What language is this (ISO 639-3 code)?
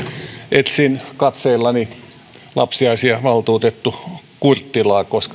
fin